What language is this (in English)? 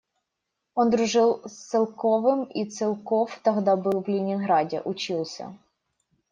Russian